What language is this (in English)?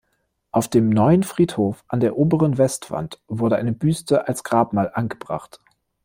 German